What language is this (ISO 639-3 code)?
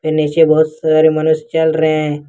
hin